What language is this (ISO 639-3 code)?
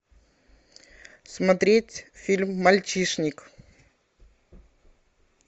rus